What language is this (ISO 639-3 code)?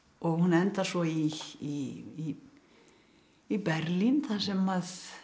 isl